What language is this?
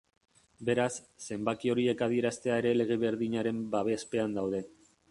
Basque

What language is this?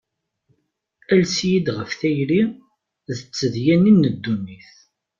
Kabyle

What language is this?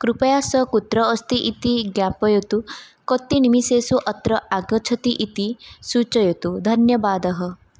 Sanskrit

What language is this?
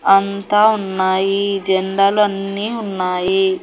Telugu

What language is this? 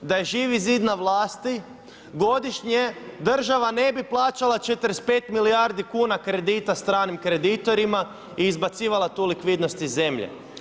Croatian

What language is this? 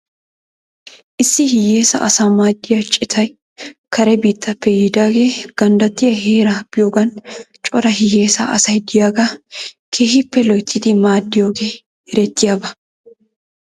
Wolaytta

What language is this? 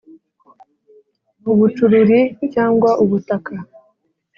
Kinyarwanda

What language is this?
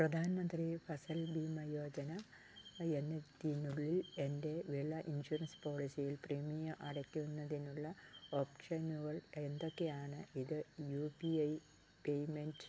Malayalam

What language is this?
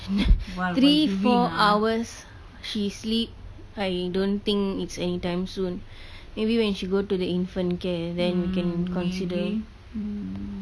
English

